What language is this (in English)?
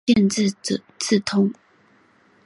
Chinese